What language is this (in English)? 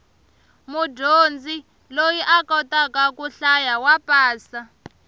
Tsonga